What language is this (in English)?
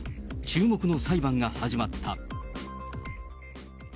Japanese